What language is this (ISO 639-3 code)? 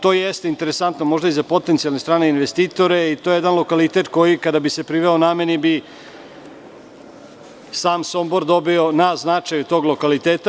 srp